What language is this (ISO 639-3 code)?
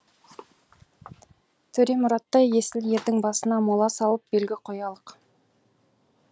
kaz